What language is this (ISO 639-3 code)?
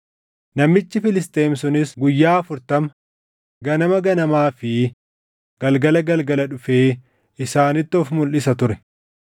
orm